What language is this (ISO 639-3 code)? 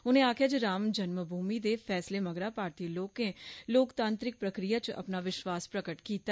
doi